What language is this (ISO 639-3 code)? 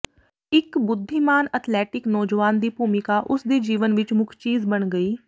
pan